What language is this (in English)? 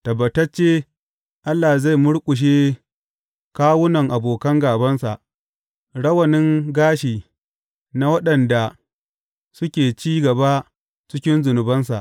Hausa